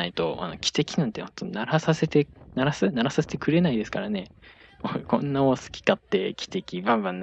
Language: Japanese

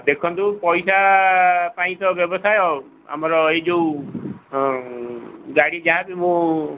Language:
Odia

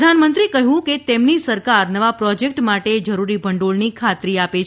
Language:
Gujarati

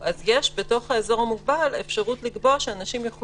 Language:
Hebrew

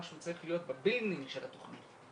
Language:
Hebrew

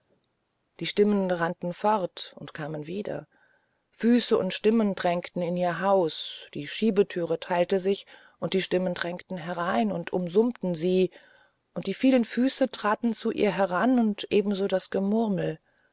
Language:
German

